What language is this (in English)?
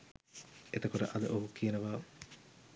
Sinhala